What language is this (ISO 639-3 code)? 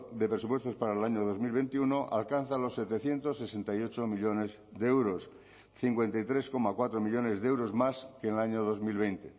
spa